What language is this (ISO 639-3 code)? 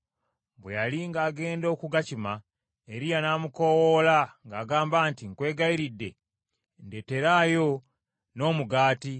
lug